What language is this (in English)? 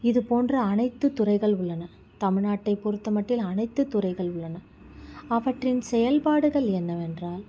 Tamil